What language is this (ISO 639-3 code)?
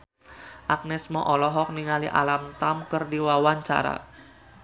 sun